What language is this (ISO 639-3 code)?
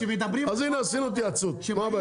heb